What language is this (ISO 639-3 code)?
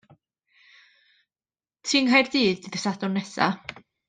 cym